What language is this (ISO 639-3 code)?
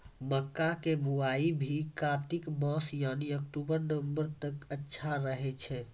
mai